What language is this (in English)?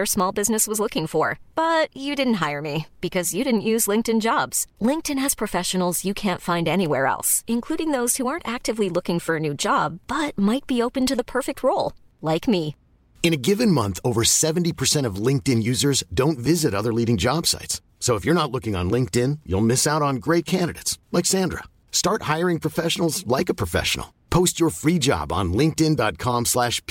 Finnish